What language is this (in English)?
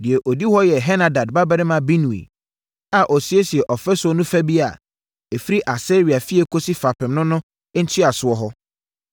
Akan